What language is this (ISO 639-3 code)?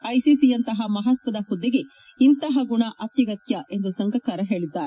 kan